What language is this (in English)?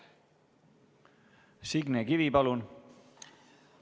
Estonian